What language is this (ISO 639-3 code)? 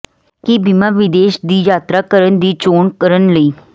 pan